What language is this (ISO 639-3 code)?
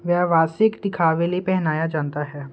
pan